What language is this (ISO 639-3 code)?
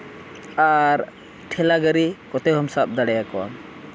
sat